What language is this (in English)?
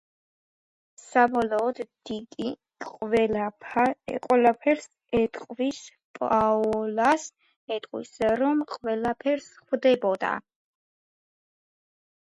Georgian